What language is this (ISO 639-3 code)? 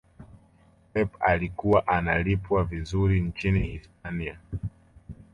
swa